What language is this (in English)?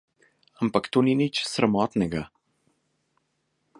Slovenian